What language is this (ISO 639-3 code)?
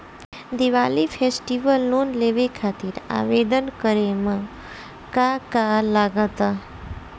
bho